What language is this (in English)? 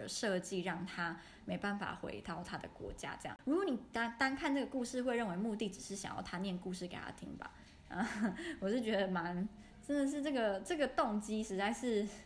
Chinese